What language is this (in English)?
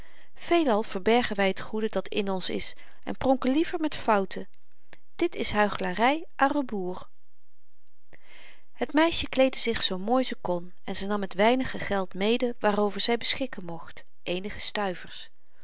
Dutch